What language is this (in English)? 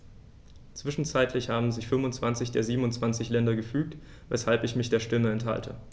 German